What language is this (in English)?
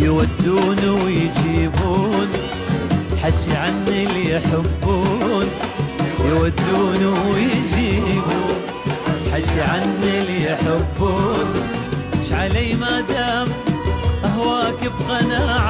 Arabic